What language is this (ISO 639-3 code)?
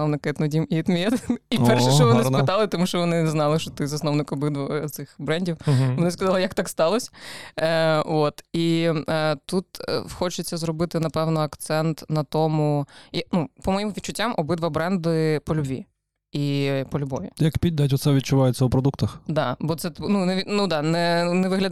ukr